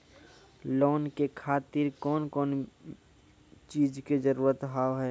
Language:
Maithili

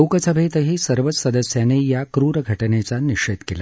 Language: Marathi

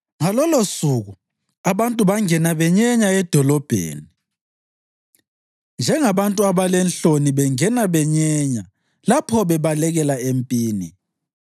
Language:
North Ndebele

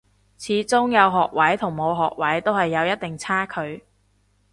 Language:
Cantonese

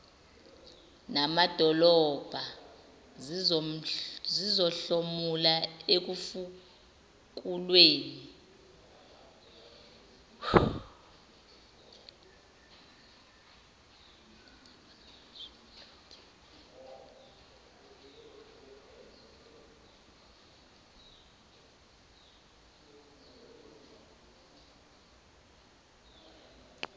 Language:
Zulu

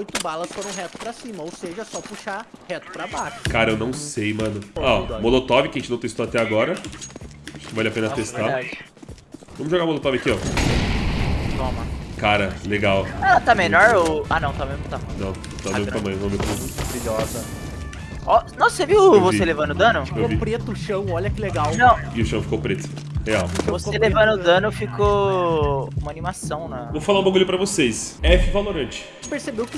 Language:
Portuguese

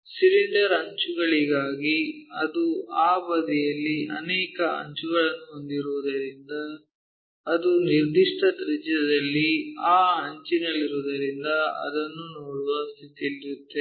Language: Kannada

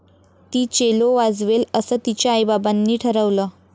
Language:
Marathi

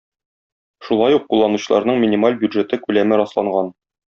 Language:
Tatar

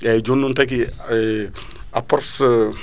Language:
Fula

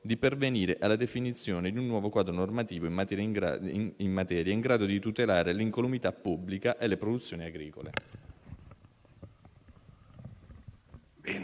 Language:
Italian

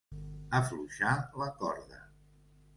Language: Catalan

